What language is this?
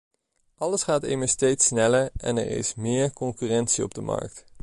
Dutch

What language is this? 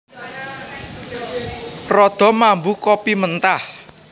Javanese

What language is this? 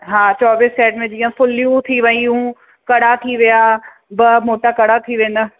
Sindhi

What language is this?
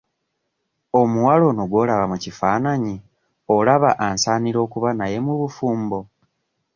Ganda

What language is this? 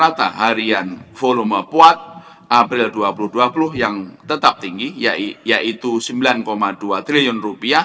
Indonesian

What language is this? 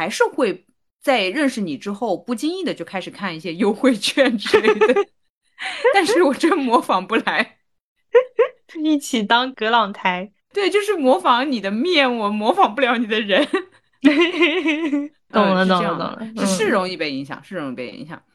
Chinese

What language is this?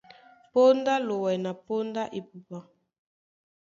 Duala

